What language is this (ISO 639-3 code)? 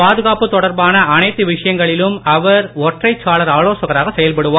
tam